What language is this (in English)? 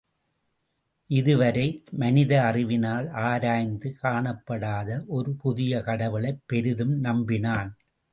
Tamil